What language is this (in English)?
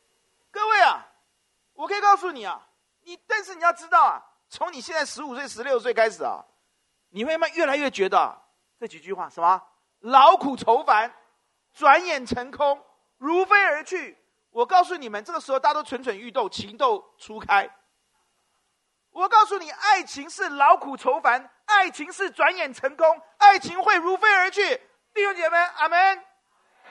Chinese